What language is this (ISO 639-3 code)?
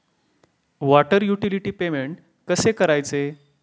mar